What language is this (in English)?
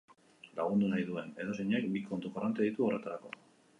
Basque